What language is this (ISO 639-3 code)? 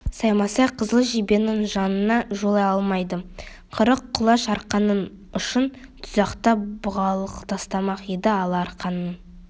kaz